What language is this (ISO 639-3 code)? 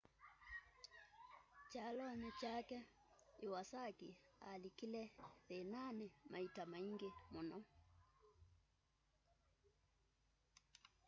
kam